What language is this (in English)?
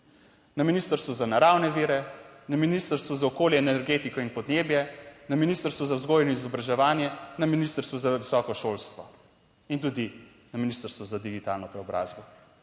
Slovenian